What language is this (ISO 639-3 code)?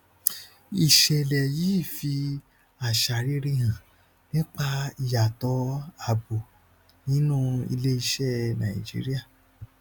yor